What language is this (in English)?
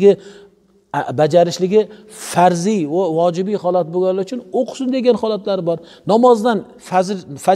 Turkish